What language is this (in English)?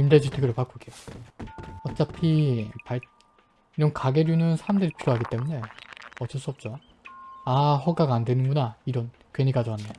Korean